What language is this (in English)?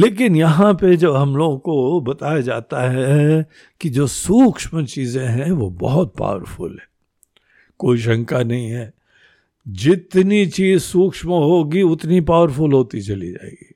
Hindi